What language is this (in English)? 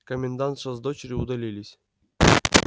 Russian